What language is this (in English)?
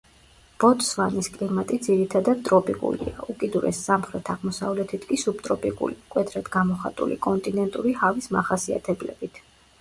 Georgian